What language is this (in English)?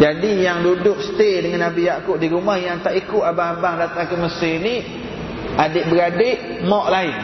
Malay